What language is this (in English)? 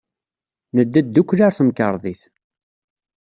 Kabyle